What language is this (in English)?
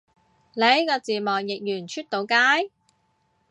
Cantonese